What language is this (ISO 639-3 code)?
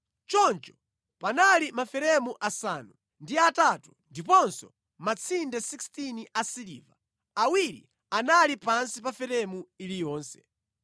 nya